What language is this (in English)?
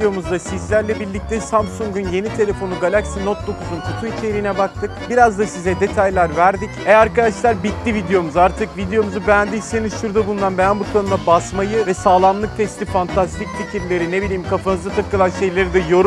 Turkish